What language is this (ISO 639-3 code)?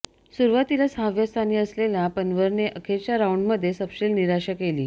mar